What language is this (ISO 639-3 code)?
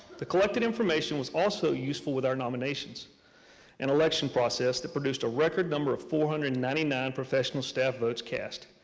eng